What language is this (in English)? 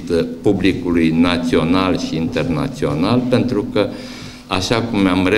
Romanian